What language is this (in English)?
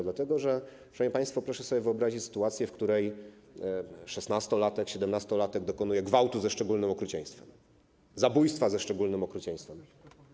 Polish